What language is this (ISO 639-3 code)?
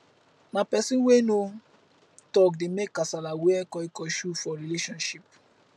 pcm